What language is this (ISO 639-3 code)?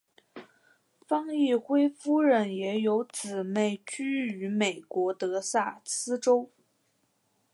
zho